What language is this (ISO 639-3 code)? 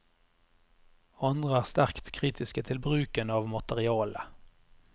nor